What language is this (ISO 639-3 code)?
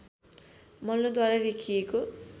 nep